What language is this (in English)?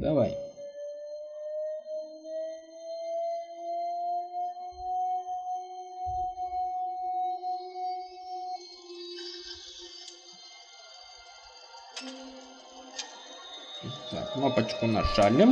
Russian